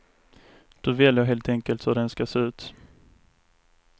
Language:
Swedish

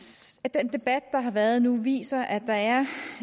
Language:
Danish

